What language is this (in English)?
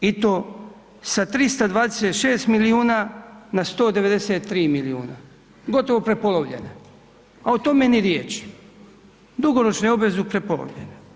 Croatian